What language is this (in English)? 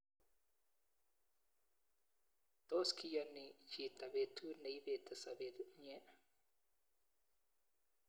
Kalenjin